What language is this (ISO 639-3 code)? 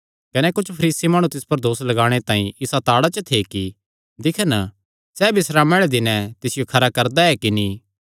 xnr